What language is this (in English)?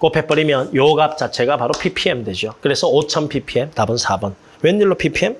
Korean